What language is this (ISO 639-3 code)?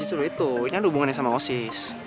ind